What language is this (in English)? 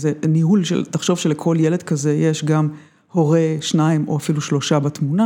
Hebrew